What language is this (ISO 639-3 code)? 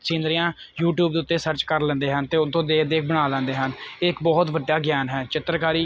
pan